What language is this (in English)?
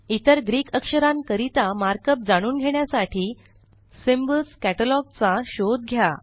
Marathi